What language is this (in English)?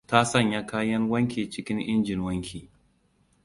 Hausa